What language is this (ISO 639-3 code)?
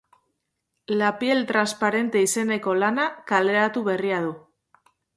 eus